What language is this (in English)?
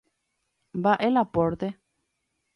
Guarani